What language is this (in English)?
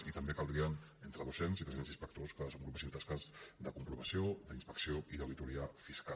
Catalan